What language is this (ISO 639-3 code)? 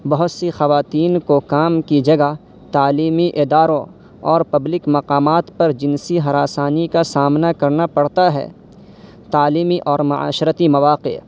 urd